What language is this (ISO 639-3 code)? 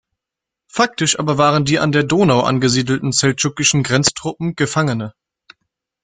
deu